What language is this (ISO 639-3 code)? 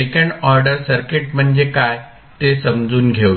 mar